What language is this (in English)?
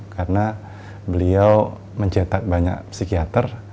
Indonesian